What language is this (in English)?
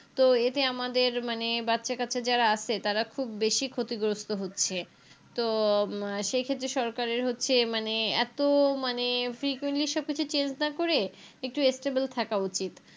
Bangla